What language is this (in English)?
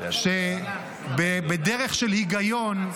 Hebrew